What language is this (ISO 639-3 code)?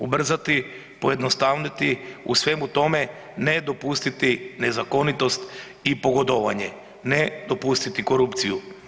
hrv